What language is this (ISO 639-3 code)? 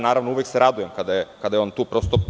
srp